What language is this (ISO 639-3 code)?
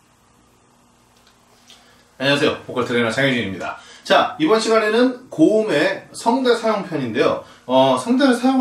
kor